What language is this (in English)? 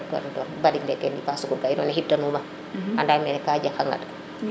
Serer